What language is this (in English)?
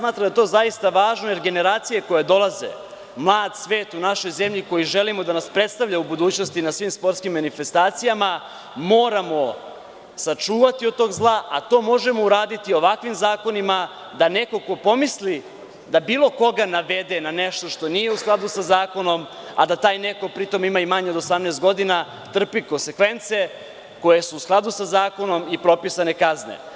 Serbian